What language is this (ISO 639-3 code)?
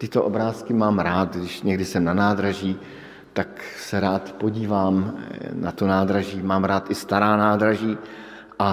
ces